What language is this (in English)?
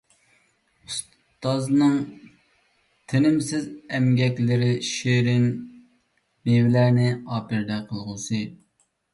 Uyghur